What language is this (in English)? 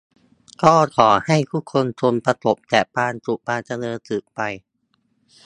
Thai